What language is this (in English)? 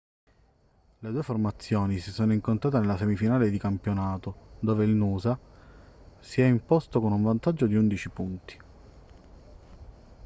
Italian